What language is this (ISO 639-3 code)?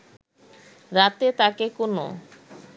ben